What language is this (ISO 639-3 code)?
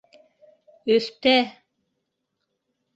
bak